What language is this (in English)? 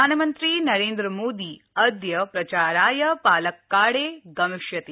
Sanskrit